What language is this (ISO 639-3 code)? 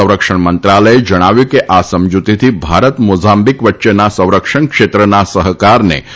guj